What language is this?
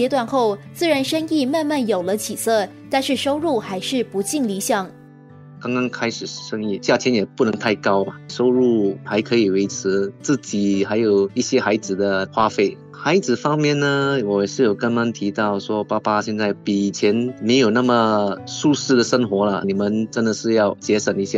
Chinese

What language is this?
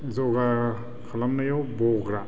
Bodo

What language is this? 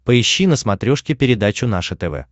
Russian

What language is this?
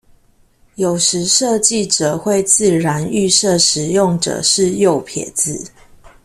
Chinese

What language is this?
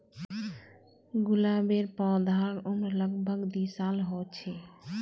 Magahi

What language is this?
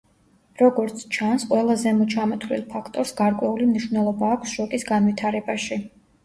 Georgian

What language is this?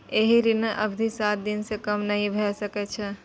Maithili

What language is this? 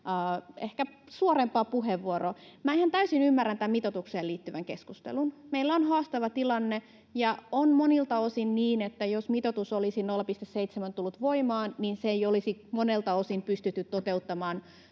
Finnish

